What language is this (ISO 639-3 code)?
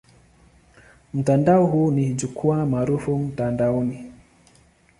swa